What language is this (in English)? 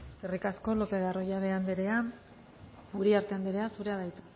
Basque